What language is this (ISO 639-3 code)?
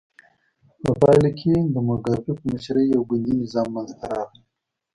pus